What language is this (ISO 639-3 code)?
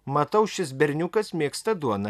lit